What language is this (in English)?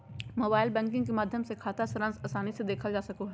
Magahi